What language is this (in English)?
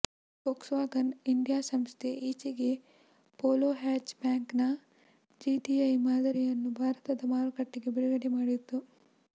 Kannada